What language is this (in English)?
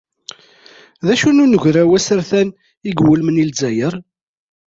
Kabyle